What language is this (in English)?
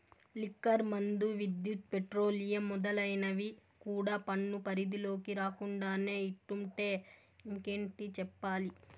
Telugu